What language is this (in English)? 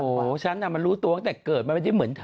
Thai